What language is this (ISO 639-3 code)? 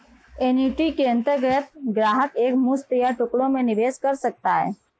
hin